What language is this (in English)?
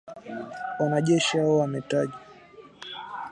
Swahili